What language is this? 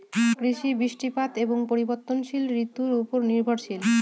Bangla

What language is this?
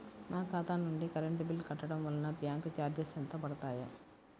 Telugu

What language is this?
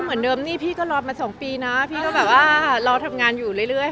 Thai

